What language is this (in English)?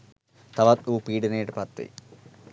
Sinhala